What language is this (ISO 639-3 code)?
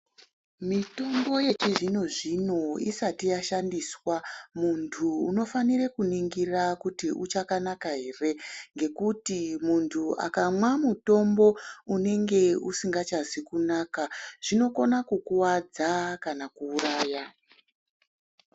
ndc